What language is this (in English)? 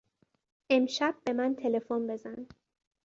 Persian